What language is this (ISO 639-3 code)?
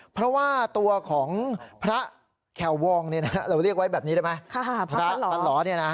tha